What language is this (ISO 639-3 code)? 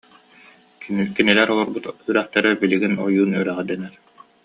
sah